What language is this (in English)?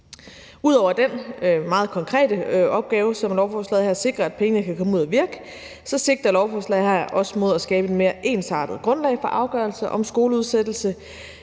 Danish